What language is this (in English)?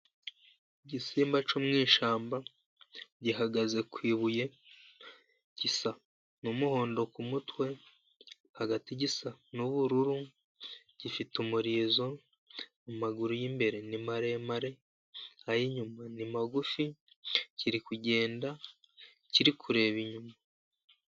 Kinyarwanda